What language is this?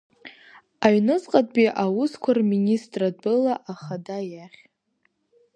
Abkhazian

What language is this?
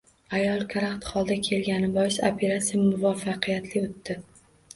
Uzbek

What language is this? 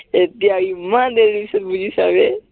Assamese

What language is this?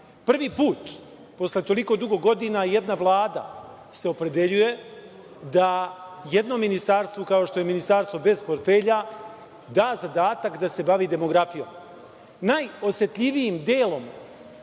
Serbian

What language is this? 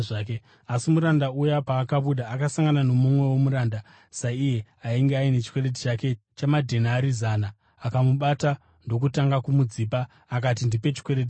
Shona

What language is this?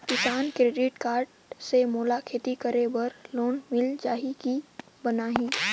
Chhattisgarhi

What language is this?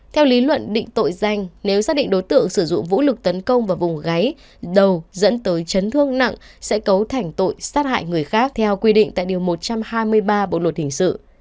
Vietnamese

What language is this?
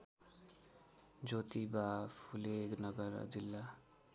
Nepali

